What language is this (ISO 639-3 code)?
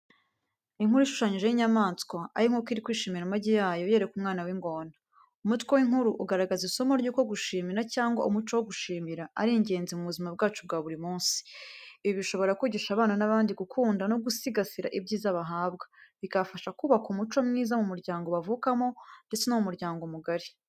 kin